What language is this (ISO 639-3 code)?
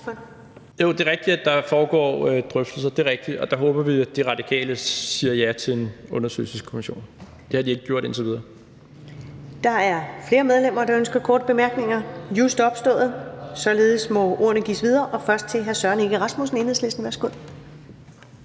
dan